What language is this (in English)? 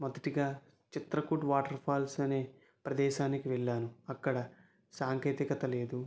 Telugu